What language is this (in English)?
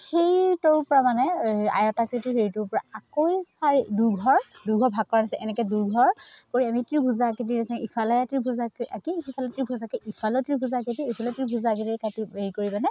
Assamese